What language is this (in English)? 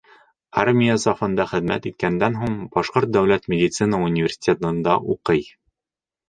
Bashkir